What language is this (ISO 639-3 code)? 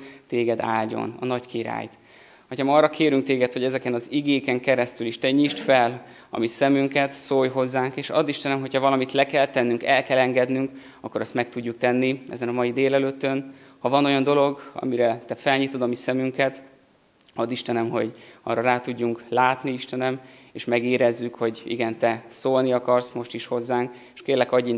hun